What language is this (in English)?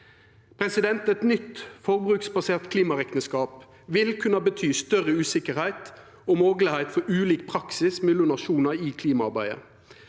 Norwegian